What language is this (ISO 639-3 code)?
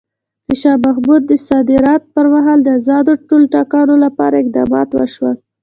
pus